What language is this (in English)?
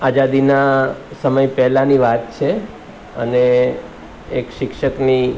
Gujarati